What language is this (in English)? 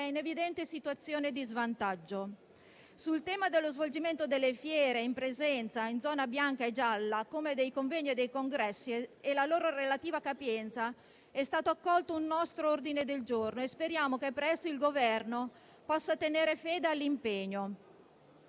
Italian